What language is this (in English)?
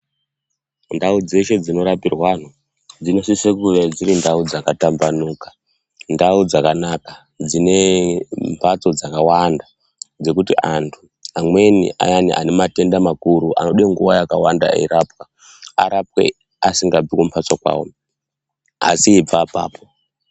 Ndau